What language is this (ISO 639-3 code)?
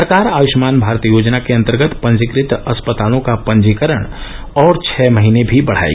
hin